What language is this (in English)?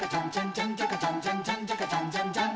Japanese